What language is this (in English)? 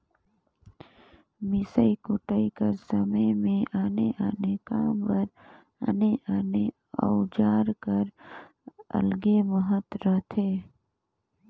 Chhattisgarhi